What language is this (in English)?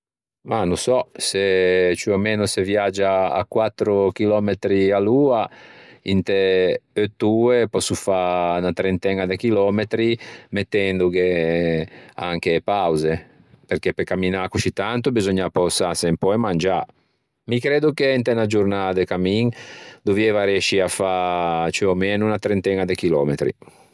Ligurian